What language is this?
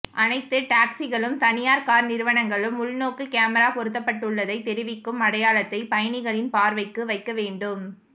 Tamil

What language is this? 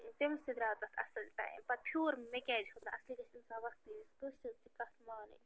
Kashmiri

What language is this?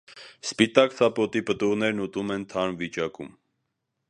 Armenian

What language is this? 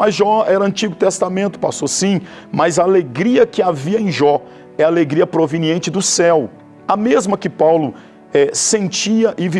Portuguese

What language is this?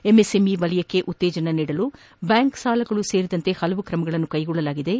Kannada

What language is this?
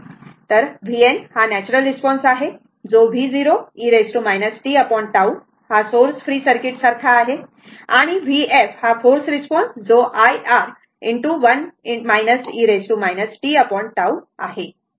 Marathi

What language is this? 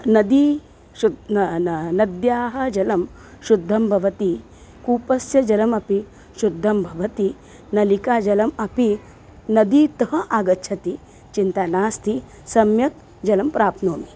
Sanskrit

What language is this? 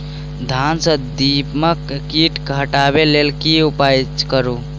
Maithili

